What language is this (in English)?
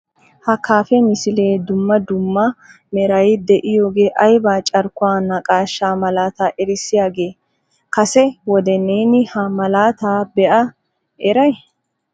Wolaytta